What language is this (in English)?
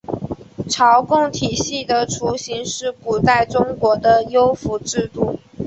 Chinese